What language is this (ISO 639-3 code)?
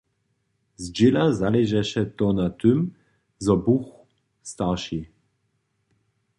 hsb